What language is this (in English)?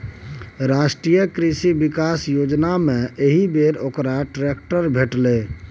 Maithili